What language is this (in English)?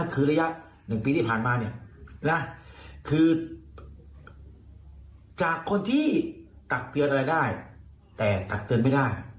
Thai